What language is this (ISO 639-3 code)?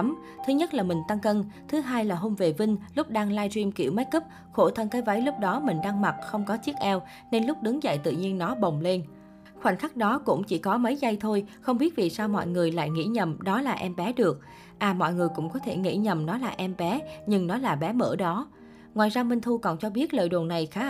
vie